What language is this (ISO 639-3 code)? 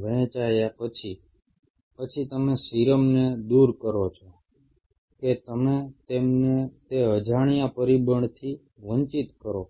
guj